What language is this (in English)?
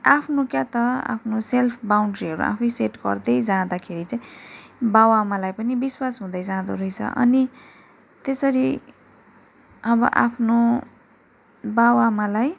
Nepali